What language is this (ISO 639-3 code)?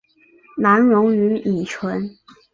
zho